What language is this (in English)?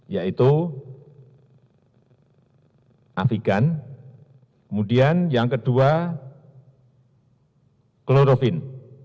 Indonesian